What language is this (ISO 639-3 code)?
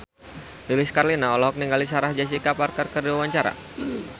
sun